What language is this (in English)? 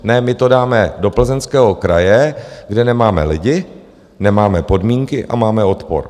Czech